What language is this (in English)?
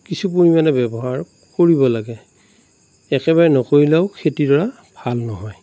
Assamese